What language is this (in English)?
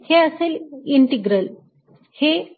Marathi